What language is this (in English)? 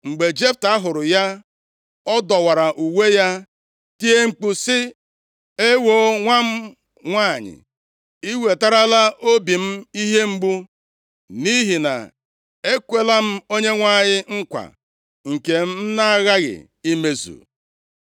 Igbo